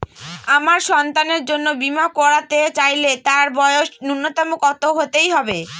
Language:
Bangla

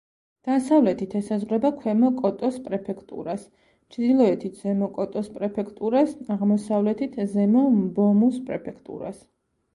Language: Georgian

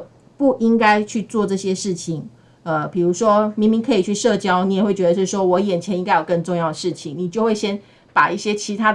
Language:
Chinese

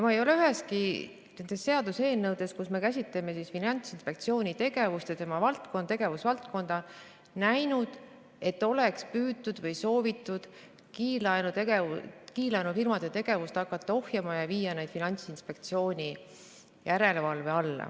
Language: Estonian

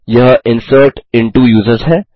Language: Hindi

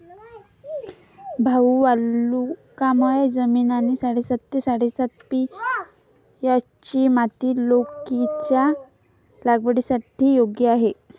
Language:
Marathi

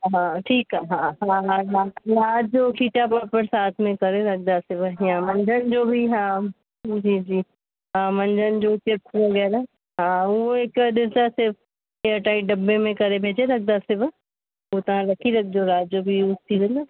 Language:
Sindhi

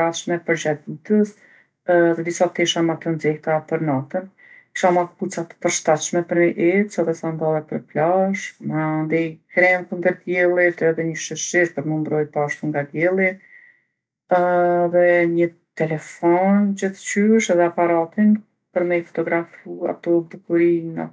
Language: Gheg Albanian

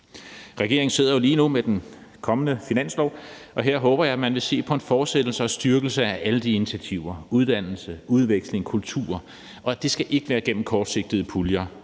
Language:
Danish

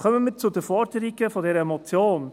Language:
Swiss German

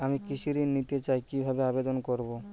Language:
Bangla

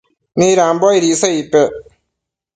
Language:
Matsés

